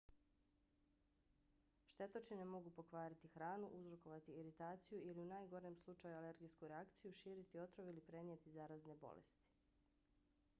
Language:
Bosnian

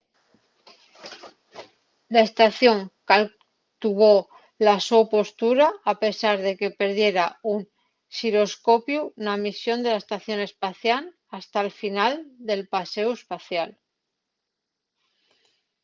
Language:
Asturian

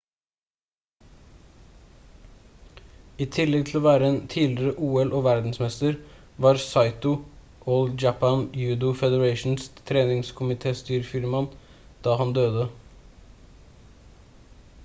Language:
Norwegian Bokmål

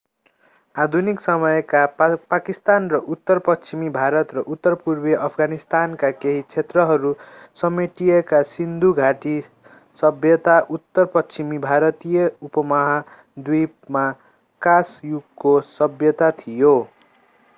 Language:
Nepali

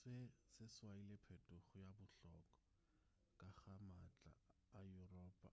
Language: Northern Sotho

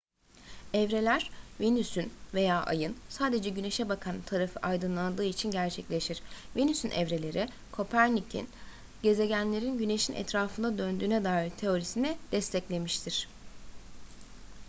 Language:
Turkish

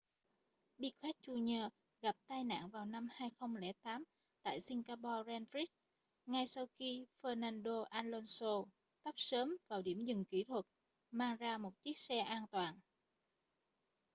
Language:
Vietnamese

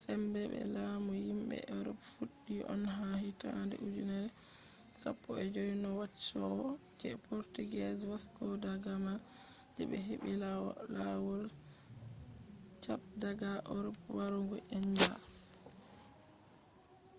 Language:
Fula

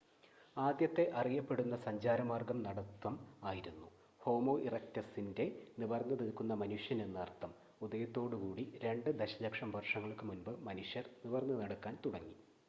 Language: Malayalam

